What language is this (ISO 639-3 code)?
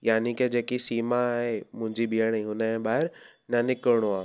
snd